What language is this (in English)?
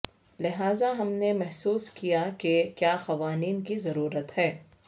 Urdu